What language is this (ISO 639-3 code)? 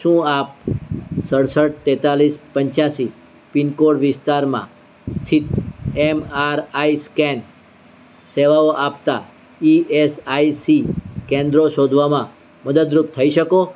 guj